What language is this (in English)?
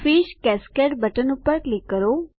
Gujarati